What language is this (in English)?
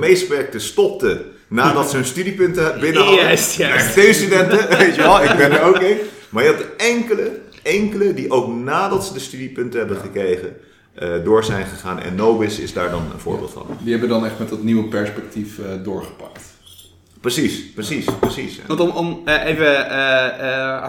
Dutch